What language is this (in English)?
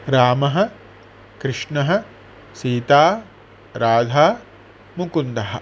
Sanskrit